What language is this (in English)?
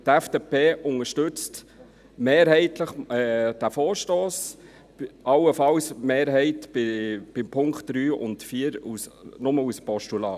Swiss German